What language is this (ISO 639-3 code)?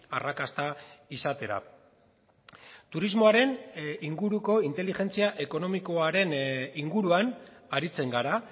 eus